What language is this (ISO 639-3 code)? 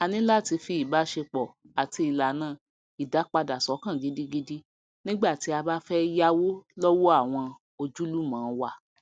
yor